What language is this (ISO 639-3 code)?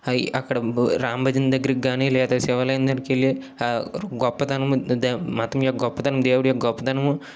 tel